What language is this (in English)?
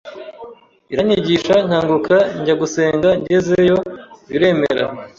Kinyarwanda